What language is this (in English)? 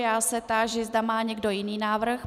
Czech